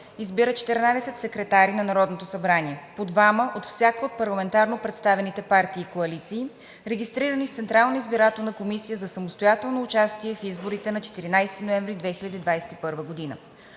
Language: Bulgarian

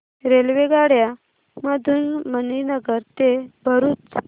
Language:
Marathi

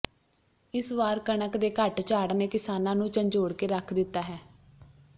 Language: Punjabi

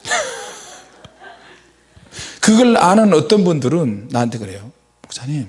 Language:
Korean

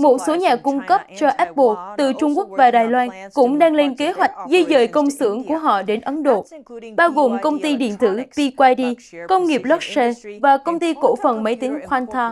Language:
Vietnamese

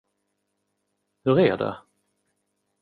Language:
Swedish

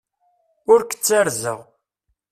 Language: Kabyle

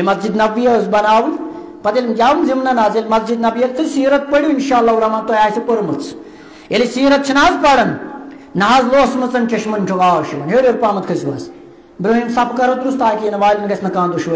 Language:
Arabic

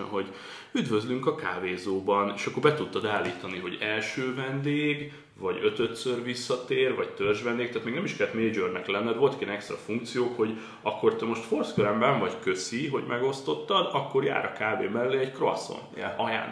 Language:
Hungarian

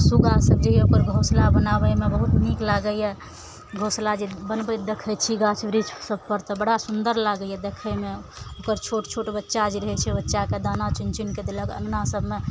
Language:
Maithili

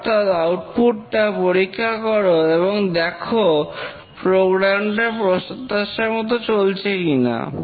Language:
Bangla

